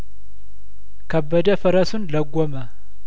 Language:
Amharic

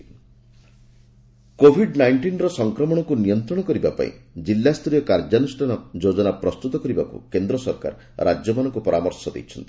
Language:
Odia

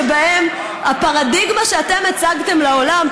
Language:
Hebrew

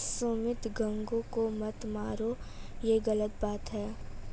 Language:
Hindi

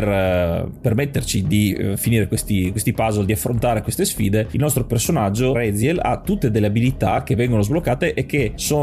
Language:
Italian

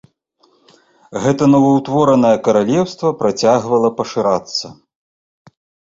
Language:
Belarusian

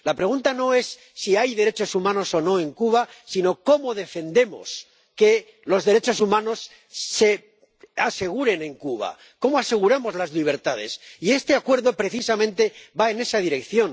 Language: Spanish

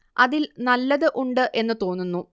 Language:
Malayalam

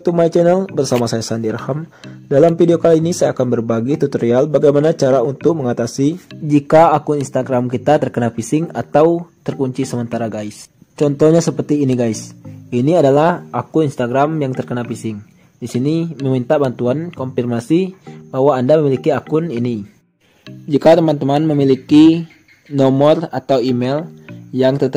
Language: Indonesian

